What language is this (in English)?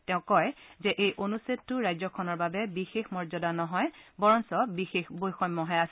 Assamese